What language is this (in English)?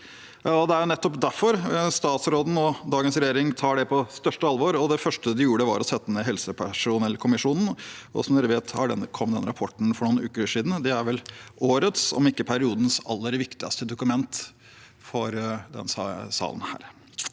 Norwegian